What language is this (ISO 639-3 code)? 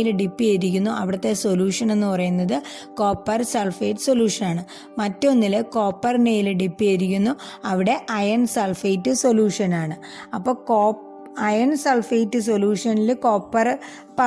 ind